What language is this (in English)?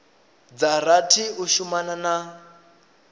Venda